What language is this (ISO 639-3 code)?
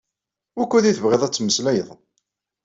kab